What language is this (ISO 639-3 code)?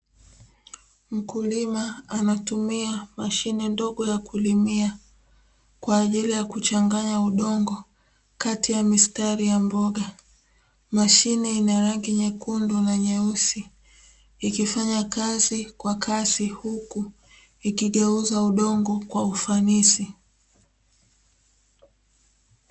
swa